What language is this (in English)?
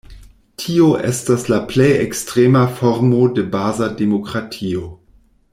Esperanto